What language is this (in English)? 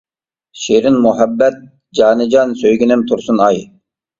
Uyghur